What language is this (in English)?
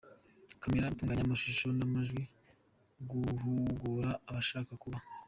Kinyarwanda